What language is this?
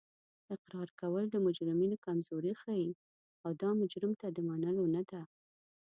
Pashto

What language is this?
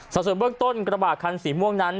Thai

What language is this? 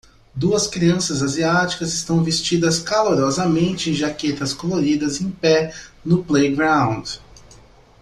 Portuguese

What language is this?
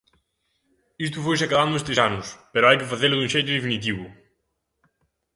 Galician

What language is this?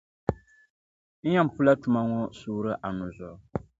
Dagbani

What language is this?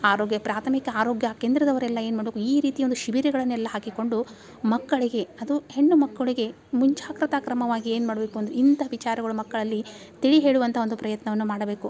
Kannada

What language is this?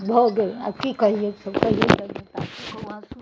Maithili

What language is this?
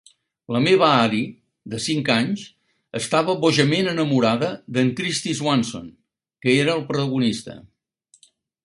Catalan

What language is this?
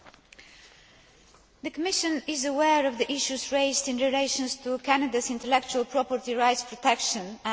English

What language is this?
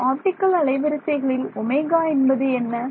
Tamil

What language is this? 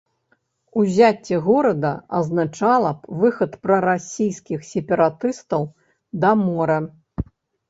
Belarusian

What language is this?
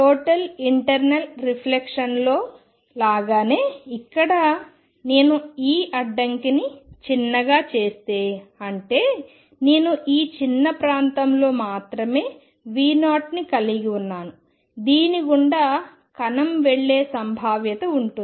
Telugu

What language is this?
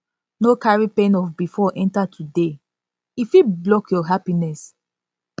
Nigerian Pidgin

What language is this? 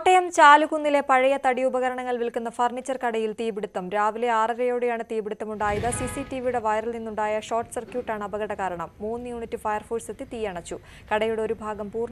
Malayalam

